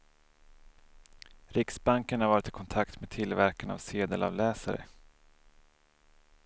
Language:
Swedish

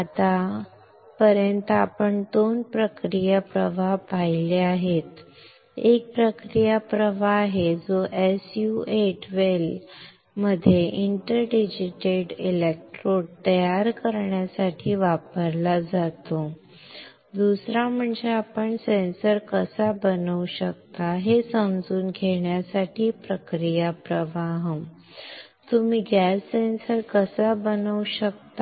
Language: Marathi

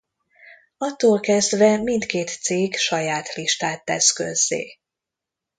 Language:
Hungarian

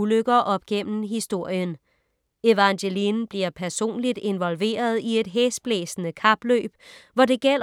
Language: Danish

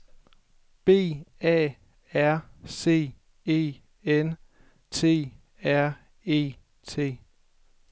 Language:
Danish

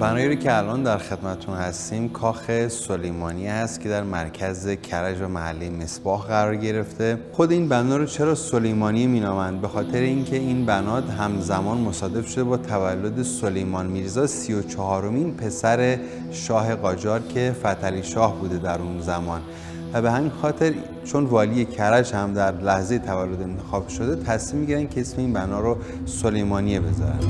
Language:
Persian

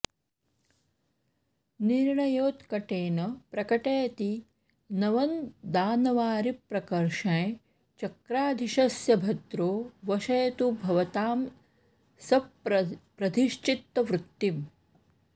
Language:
Sanskrit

